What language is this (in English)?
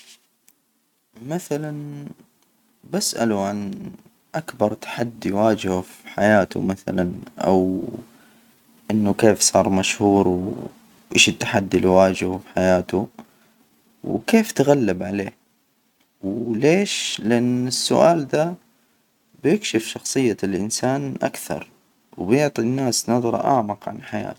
Hijazi Arabic